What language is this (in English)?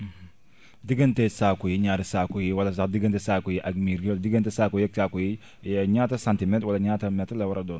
Wolof